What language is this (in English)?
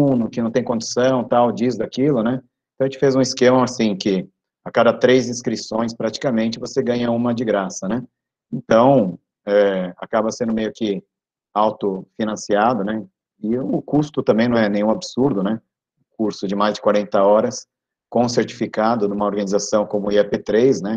Portuguese